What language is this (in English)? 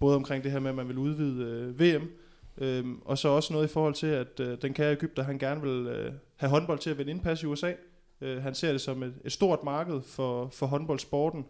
Danish